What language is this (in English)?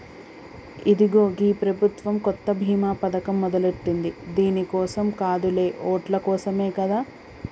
Telugu